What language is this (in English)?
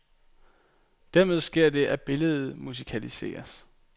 Danish